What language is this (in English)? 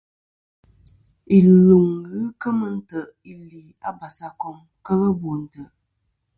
Kom